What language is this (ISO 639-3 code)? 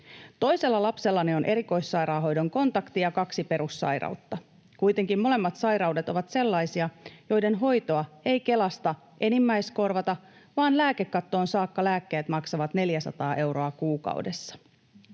fin